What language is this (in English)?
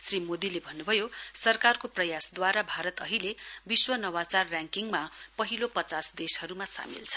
Nepali